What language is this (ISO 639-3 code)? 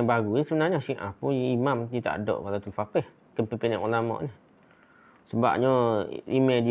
msa